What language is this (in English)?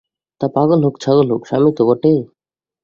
Bangla